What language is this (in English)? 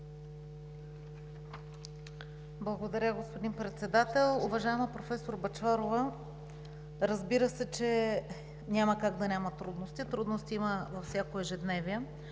Bulgarian